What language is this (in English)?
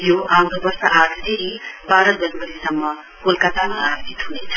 Nepali